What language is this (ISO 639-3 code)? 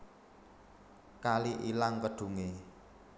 jav